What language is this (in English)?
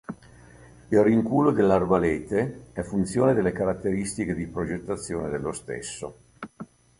Italian